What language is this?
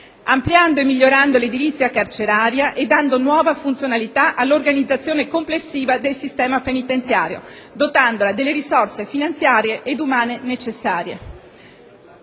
Italian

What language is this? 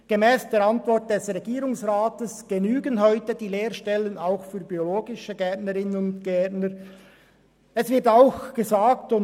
Swiss German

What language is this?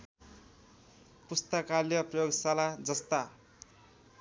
Nepali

